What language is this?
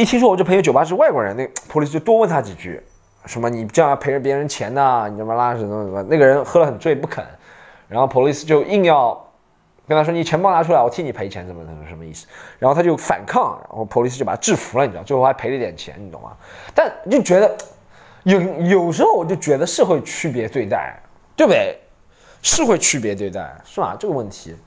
Chinese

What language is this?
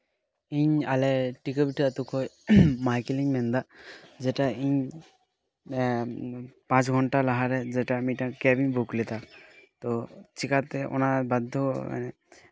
Santali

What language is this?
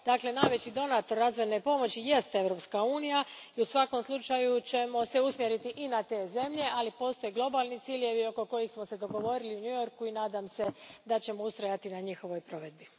Croatian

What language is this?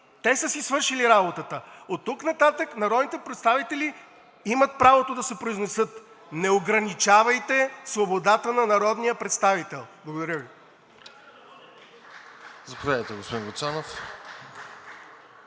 Bulgarian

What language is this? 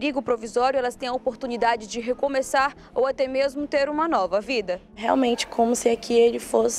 Portuguese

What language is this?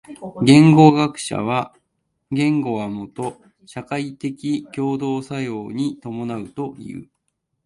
Japanese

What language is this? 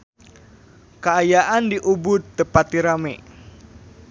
Sundanese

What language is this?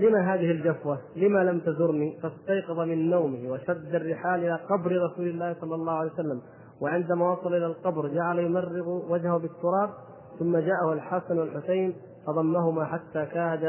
Arabic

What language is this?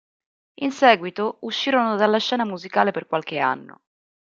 Italian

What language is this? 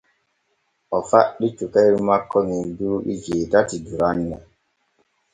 Borgu Fulfulde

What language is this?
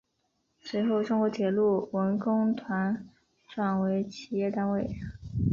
Chinese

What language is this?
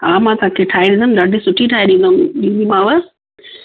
Sindhi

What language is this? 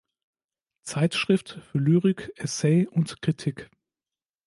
German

